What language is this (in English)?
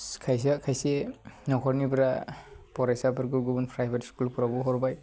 Bodo